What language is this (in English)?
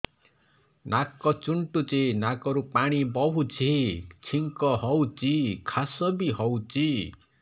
Odia